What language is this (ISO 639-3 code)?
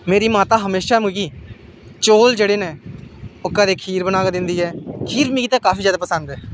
doi